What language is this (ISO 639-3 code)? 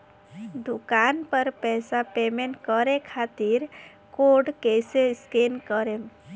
bho